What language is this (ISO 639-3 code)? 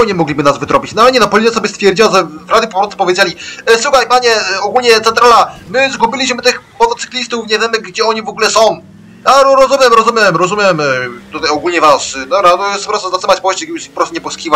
pol